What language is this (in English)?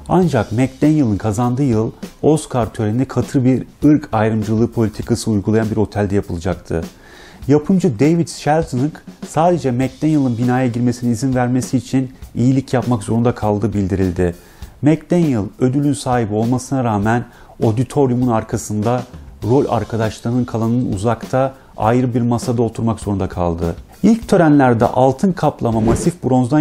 Turkish